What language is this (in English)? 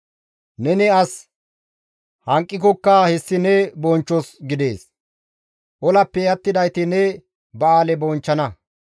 Gamo